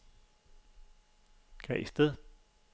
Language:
Danish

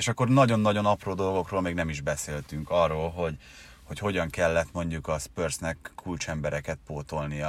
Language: Hungarian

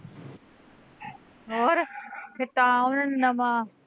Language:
Punjabi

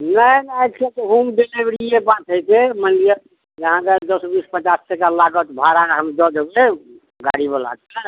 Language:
Maithili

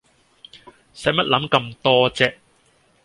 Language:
Cantonese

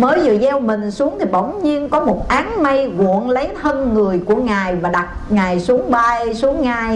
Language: Vietnamese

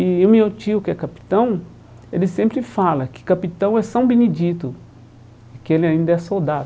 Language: Portuguese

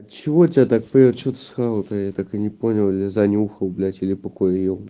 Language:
Russian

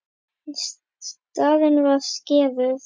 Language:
Icelandic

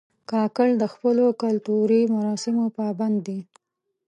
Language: Pashto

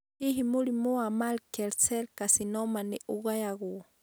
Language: Kikuyu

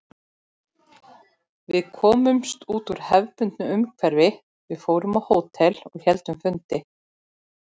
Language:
Icelandic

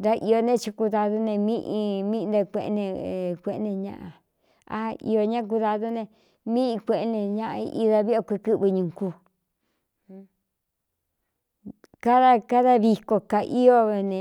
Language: Cuyamecalco Mixtec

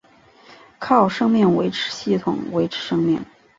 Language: Chinese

